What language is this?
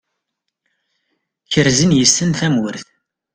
Kabyle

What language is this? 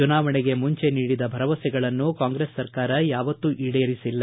Kannada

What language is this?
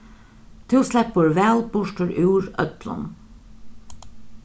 Faroese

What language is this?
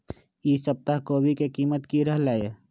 Magahi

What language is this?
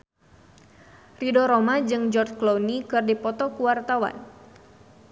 Sundanese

